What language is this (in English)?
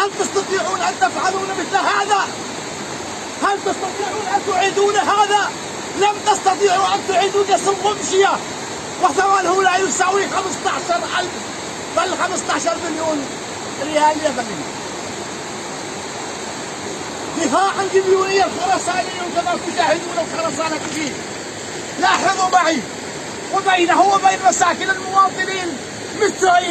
Arabic